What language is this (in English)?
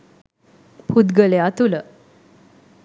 Sinhala